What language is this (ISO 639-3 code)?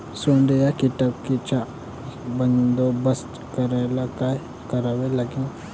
mar